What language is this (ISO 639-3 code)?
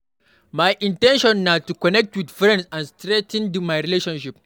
pcm